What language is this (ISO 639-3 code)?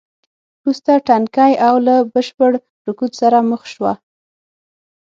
pus